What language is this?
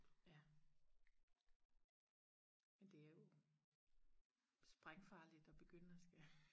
Danish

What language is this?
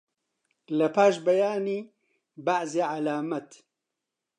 Central Kurdish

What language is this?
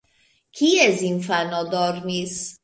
Esperanto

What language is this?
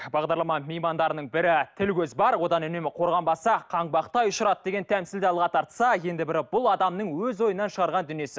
Kazakh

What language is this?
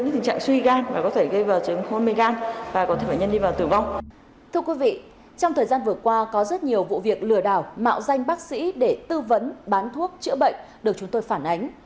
Vietnamese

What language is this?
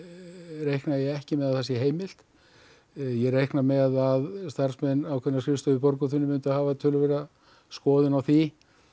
Icelandic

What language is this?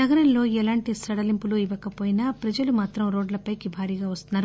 Telugu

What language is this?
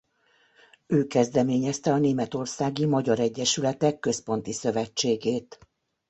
Hungarian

